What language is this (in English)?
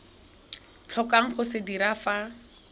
Tswana